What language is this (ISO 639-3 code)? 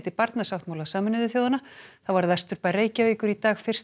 isl